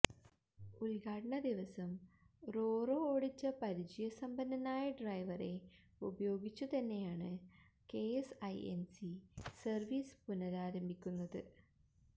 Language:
Malayalam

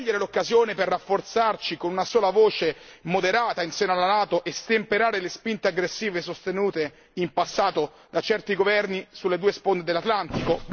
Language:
Italian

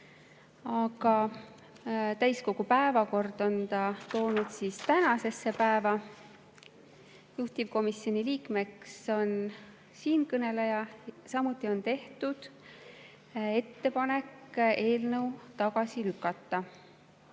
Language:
Estonian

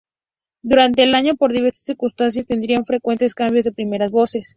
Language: Spanish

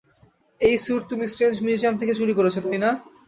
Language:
Bangla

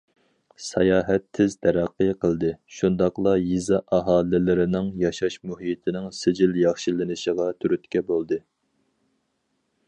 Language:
Uyghur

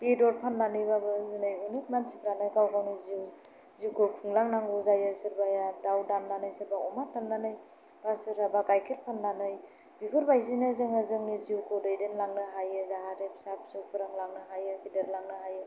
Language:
Bodo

